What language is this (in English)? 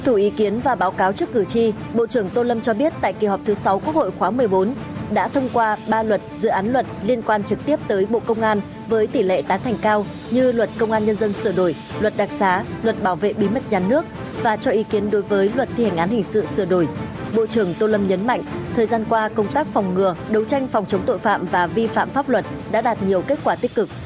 Vietnamese